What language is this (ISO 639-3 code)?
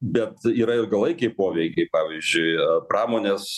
lit